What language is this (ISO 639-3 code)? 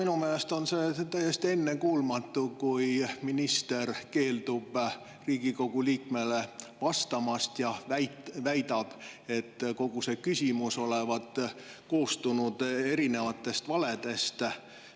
est